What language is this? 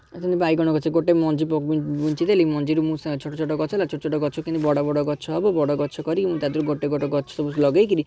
Odia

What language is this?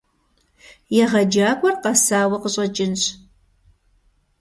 Kabardian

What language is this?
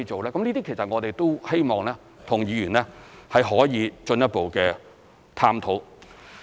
Cantonese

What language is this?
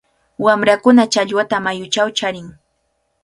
Cajatambo North Lima Quechua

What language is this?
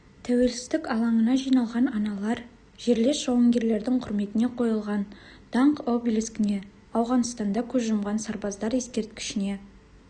Kazakh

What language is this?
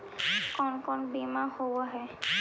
Magahi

